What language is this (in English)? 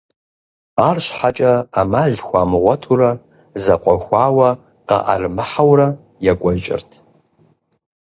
Kabardian